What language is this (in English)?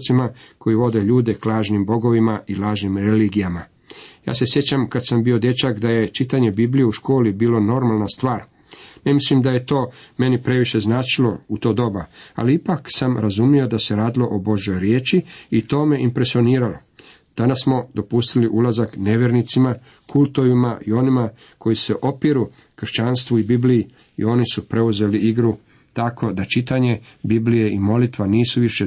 Croatian